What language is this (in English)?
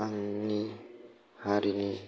Bodo